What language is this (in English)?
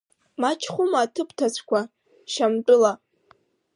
Abkhazian